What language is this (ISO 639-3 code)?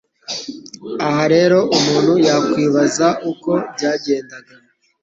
kin